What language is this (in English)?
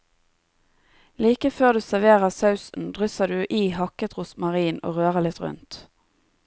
Norwegian